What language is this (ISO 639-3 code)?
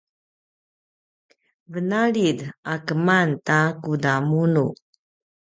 pwn